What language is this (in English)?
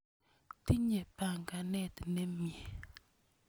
Kalenjin